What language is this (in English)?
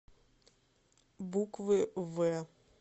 Russian